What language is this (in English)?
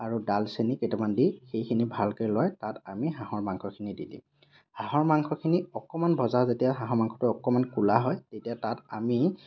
Assamese